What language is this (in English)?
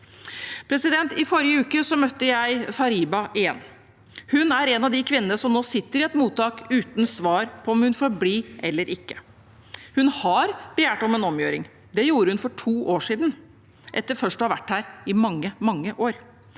Norwegian